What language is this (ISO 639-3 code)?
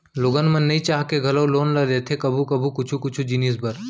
hne